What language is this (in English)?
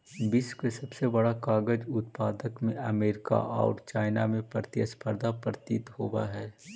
Magahi